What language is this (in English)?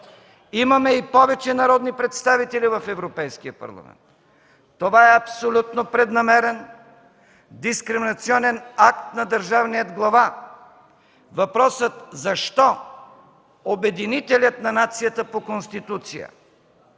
Bulgarian